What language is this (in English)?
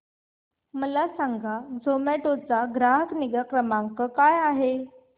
Marathi